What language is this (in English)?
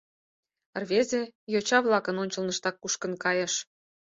Mari